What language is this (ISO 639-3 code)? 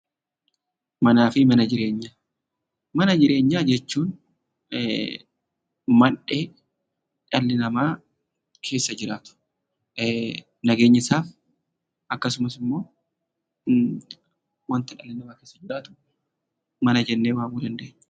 orm